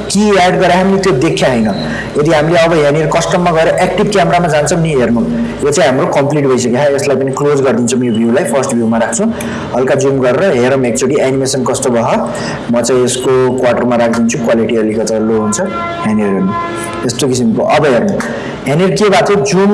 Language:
Nepali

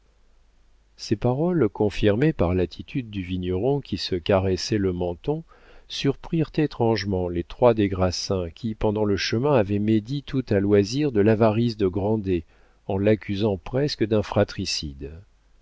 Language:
French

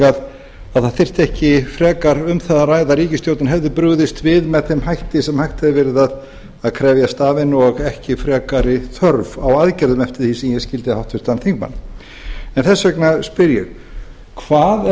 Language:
Icelandic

